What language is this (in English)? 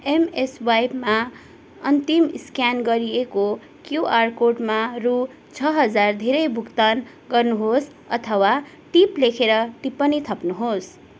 Nepali